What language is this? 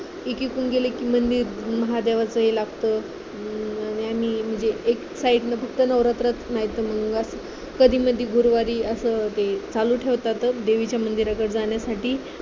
Marathi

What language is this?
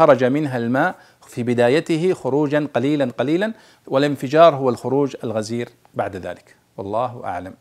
Arabic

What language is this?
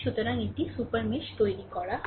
Bangla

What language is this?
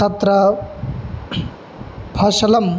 Sanskrit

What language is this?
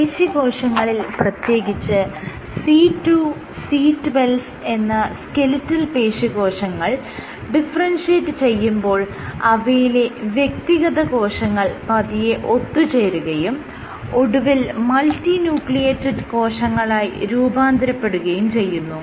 Malayalam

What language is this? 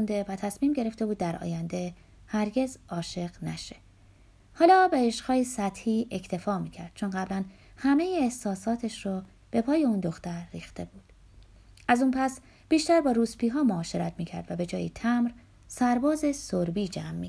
Persian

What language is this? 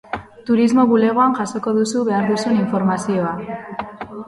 Basque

